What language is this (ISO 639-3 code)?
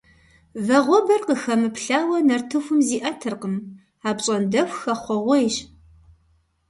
kbd